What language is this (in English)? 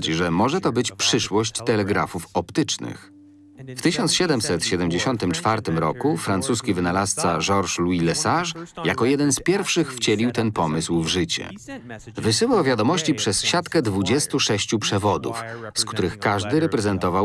Polish